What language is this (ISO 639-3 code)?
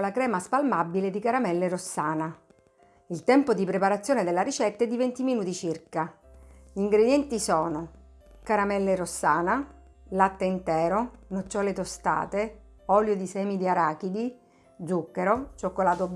ita